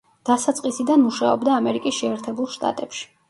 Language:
Georgian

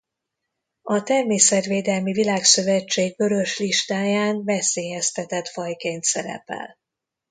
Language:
Hungarian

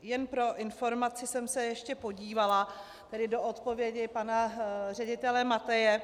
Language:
Czech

